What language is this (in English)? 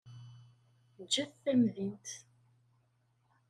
Kabyle